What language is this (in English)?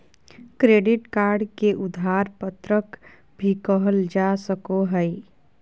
Magahi